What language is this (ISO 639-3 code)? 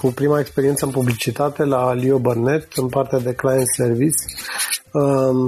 ron